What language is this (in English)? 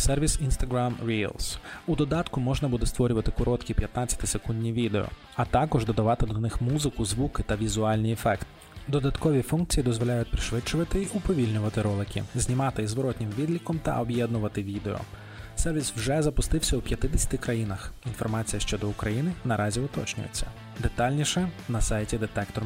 Ukrainian